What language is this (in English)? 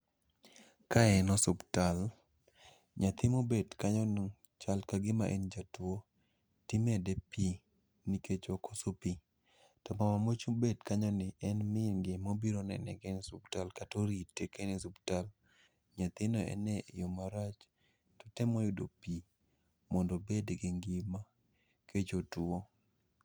Luo (Kenya and Tanzania)